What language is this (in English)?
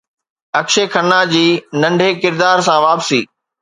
Sindhi